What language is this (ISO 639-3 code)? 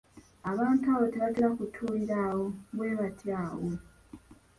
lug